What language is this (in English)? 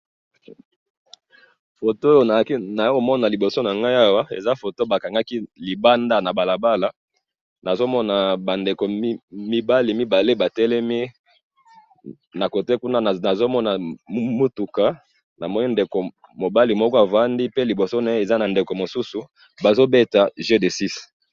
Lingala